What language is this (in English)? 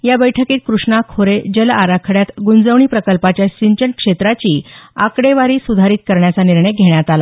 Marathi